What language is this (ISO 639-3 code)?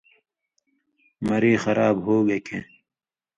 mvy